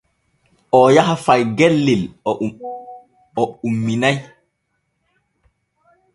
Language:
Borgu Fulfulde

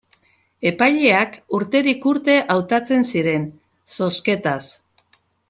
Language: Basque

